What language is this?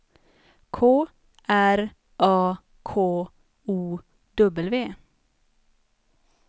Swedish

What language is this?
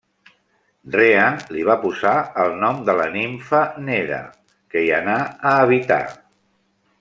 Catalan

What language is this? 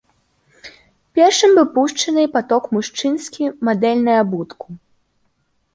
Belarusian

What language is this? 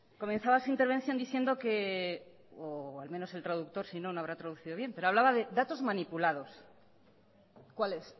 Spanish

